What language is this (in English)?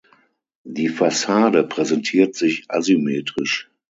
German